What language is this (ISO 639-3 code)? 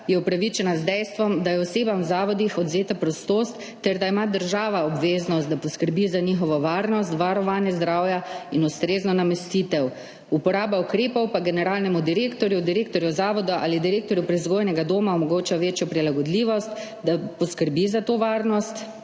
slv